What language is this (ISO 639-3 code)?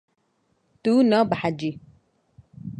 kur